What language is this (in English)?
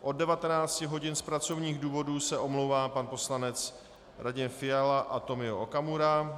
Czech